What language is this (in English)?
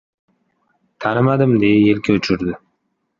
Uzbek